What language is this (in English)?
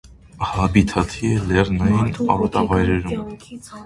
Armenian